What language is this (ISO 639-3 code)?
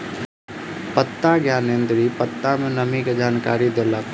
mai